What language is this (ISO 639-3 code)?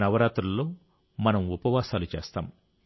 tel